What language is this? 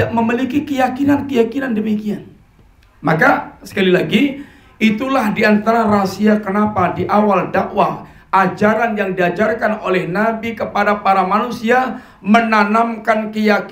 Indonesian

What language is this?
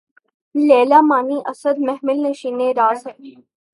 Urdu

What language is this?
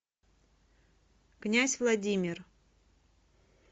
Russian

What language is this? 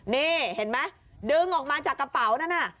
Thai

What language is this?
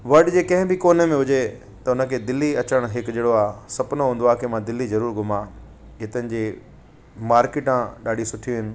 Sindhi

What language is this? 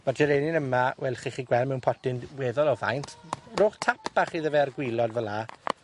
Welsh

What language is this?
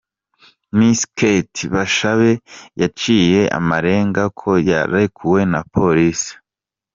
Kinyarwanda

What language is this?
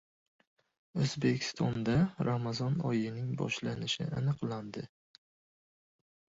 Uzbek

